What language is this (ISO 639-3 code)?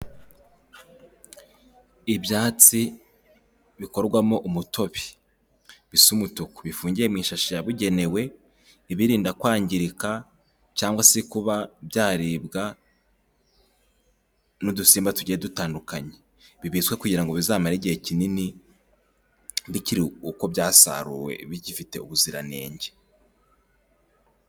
kin